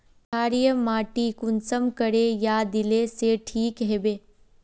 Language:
Magahi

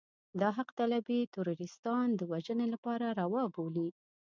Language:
Pashto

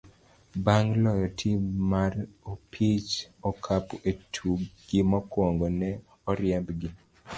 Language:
Luo (Kenya and Tanzania)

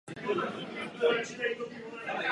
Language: Czech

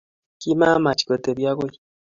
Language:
Kalenjin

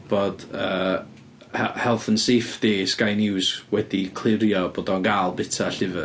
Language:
Welsh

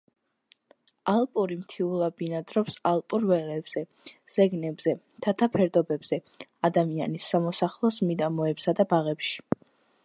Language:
Georgian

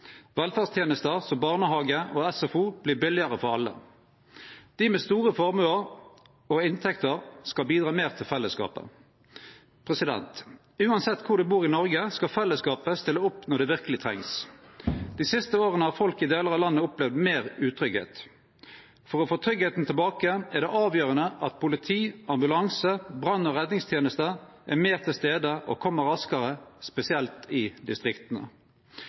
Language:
Norwegian Nynorsk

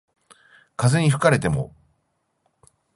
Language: Japanese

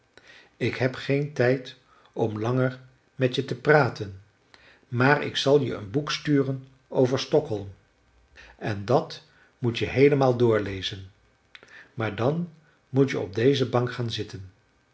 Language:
Dutch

